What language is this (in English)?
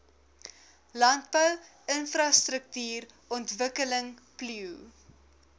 Afrikaans